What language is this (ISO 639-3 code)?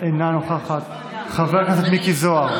heb